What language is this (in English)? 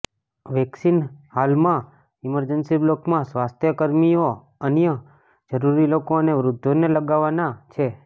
Gujarati